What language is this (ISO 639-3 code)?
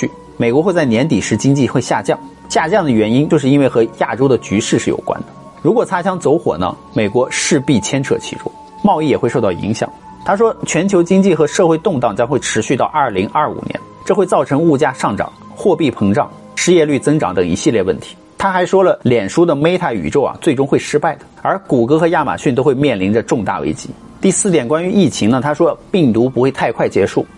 zho